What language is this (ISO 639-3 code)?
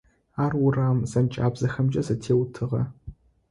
ady